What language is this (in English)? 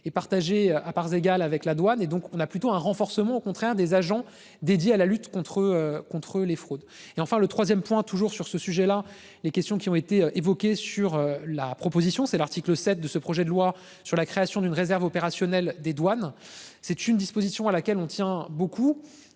French